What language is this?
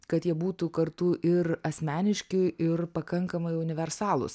Lithuanian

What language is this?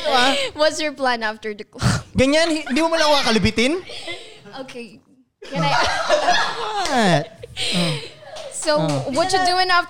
Filipino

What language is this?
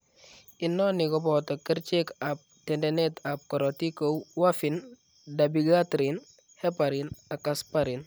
Kalenjin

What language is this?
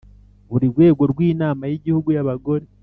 Kinyarwanda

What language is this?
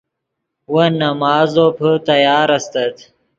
Yidgha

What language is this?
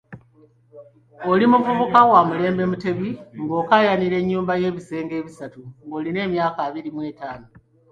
Ganda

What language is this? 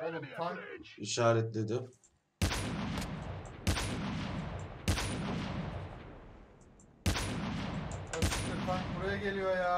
Turkish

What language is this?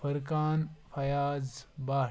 Kashmiri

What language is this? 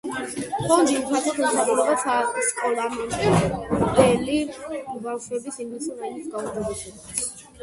Georgian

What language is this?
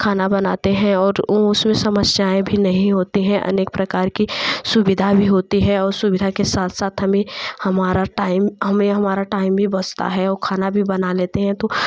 Hindi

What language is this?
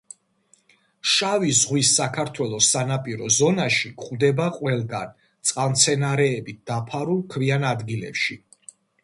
Georgian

